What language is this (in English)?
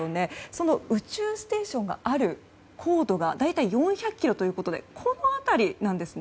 Japanese